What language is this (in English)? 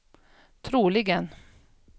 Swedish